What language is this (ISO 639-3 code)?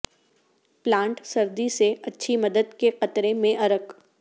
urd